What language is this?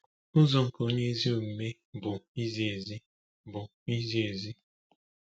Igbo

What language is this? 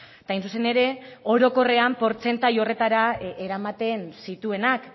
Basque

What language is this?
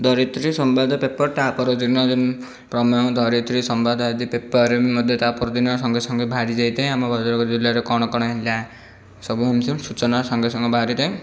Odia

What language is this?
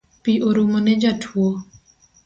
Luo (Kenya and Tanzania)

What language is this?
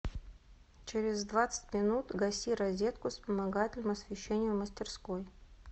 Russian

